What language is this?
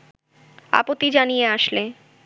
Bangla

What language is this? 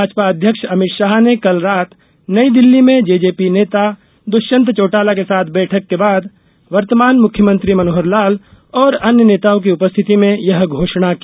Hindi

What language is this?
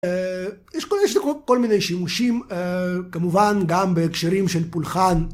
Hebrew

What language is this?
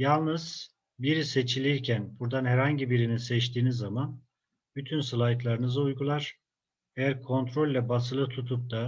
Turkish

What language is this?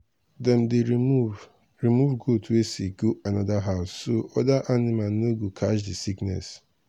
Nigerian Pidgin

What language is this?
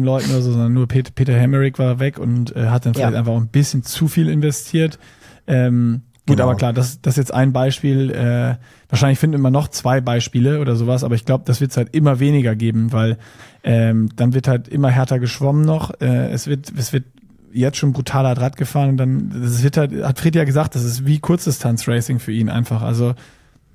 German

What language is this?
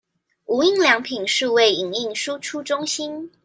Chinese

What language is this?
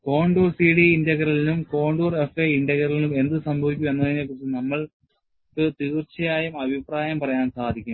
Malayalam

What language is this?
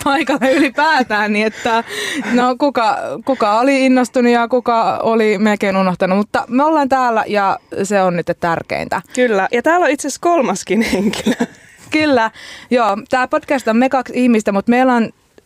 Finnish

